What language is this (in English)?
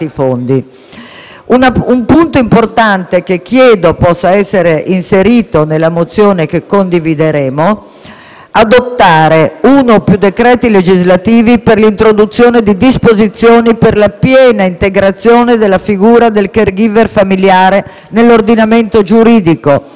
Italian